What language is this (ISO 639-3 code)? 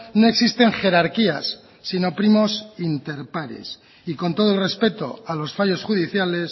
spa